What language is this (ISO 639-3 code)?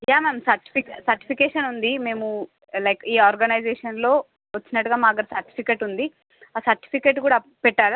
tel